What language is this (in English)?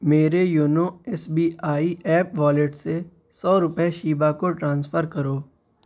Urdu